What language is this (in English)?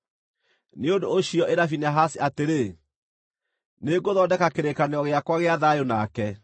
Kikuyu